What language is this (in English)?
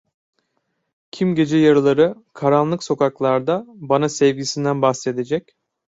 Turkish